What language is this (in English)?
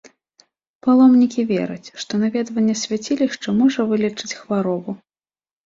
Belarusian